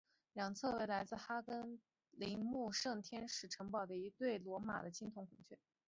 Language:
Chinese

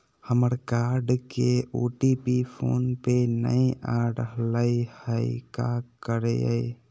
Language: Magahi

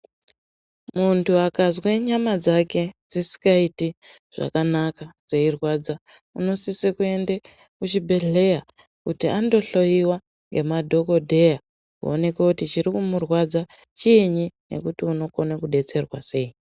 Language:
Ndau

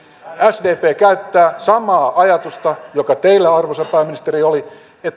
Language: Finnish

